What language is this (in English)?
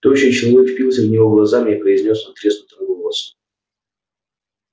Russian